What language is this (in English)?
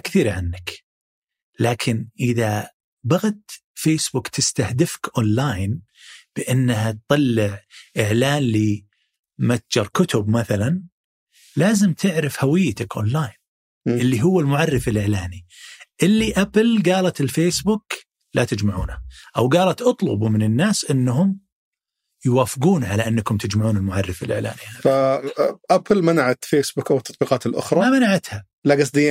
Arabic